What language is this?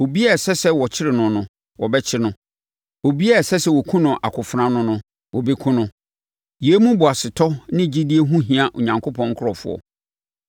Akan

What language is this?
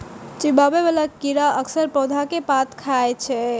Maithili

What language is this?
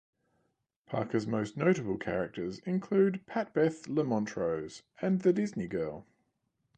English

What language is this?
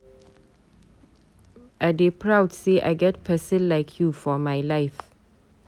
Nigerian Pidgin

